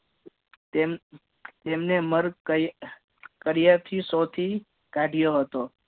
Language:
Gujarati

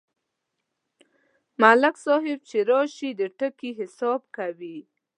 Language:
Pashto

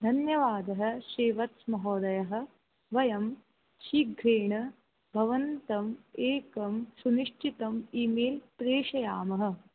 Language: Sanskrit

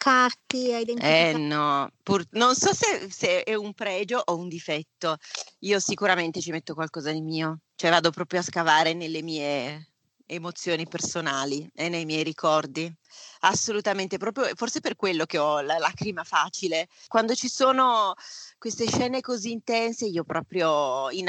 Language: Italian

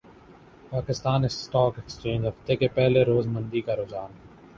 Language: Urdu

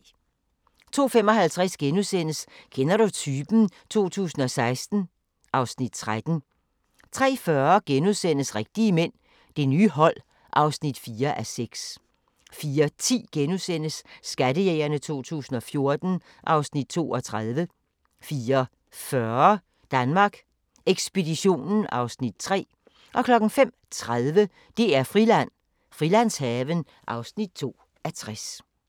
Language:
Danish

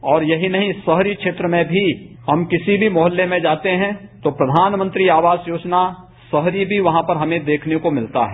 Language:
Hindi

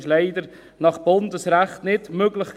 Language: Swiss German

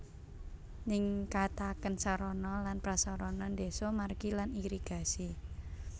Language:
Javanese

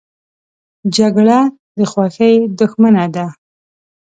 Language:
Pashto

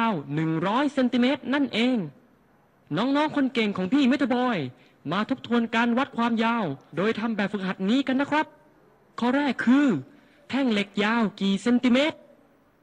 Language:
Thai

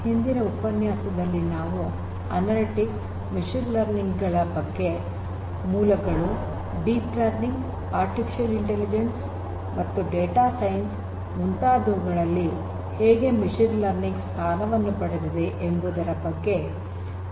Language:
Kannada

